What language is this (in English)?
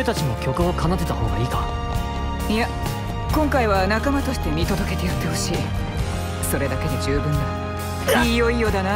Japanese